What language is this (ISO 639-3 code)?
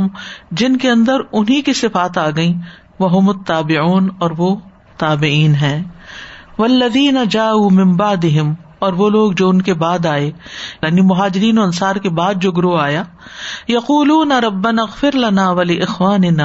urd